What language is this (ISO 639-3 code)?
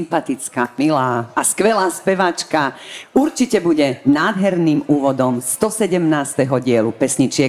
slk